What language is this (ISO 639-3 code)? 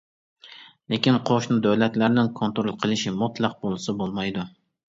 uig